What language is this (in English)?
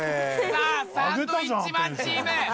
Japanese